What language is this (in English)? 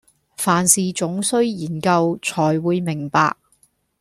Cantonese